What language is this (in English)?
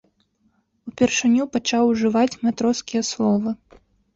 Belarusian